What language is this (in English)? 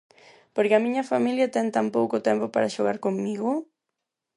Galician